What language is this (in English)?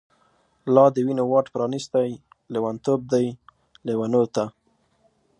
Pashto